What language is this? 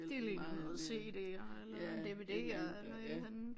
Danish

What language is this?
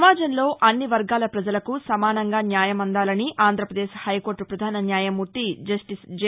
Telugu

